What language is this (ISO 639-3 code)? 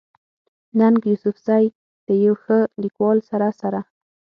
pus